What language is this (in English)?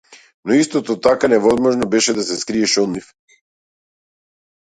Macedonian